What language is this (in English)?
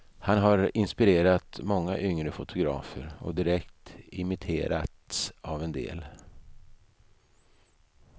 Swedish